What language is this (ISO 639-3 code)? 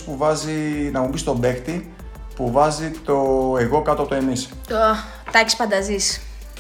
ell